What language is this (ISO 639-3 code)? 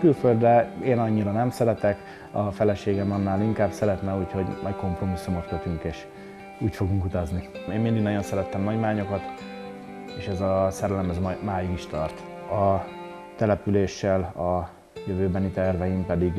hun